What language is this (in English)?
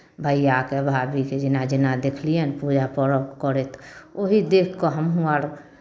Maithili